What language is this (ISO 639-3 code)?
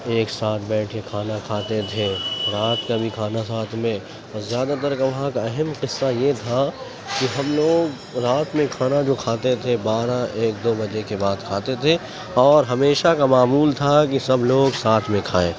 urd